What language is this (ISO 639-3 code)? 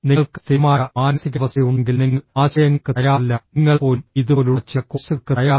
mal